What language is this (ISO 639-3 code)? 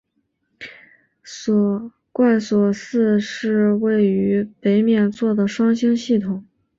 zho